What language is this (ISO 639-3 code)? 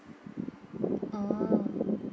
eng